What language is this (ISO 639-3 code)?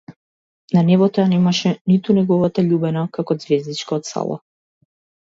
mkd